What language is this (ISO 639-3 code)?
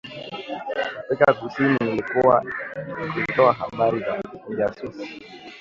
swa